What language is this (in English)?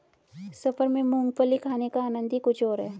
Hindi